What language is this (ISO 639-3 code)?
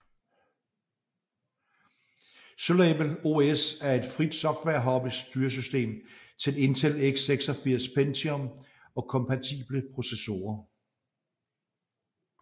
dan